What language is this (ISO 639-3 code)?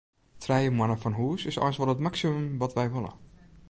fry